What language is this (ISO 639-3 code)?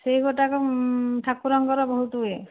ori